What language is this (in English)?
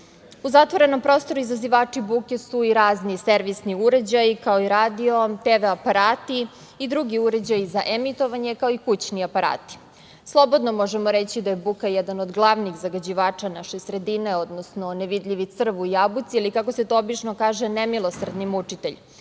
Serbian